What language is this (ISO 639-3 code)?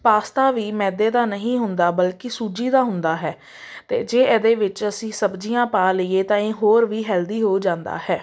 pan